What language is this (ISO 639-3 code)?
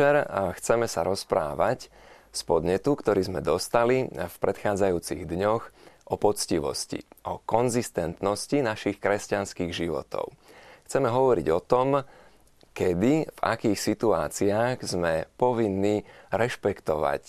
slk